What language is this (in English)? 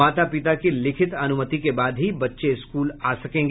Hindi